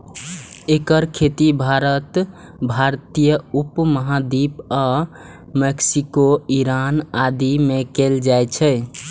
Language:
Maithili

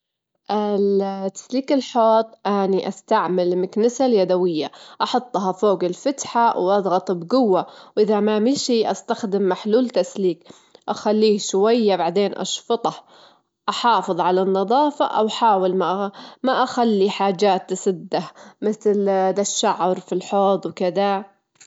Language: Gulf Arabic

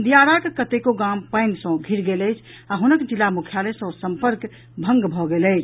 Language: Maithili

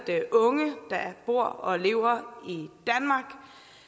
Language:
Danish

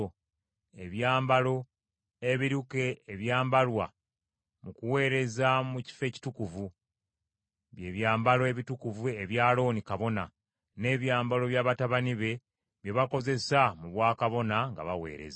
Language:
Ganda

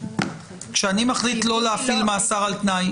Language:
Hebrew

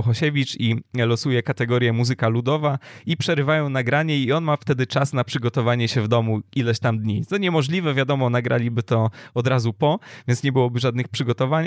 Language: Polish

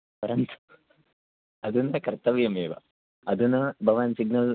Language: Sanskrit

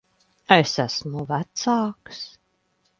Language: Latvian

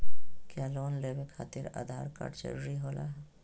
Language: Magahi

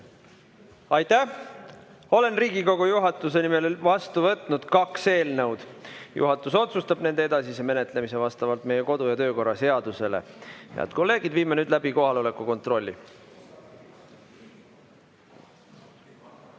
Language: Estonian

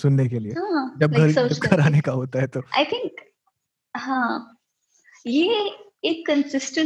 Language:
Hindi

